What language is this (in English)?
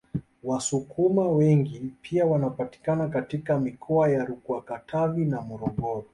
Swahili